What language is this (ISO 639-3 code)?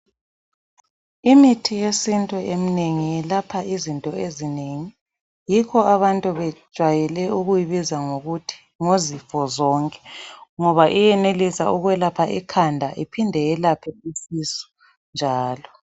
nde